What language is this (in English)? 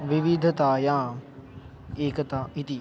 Sanskrit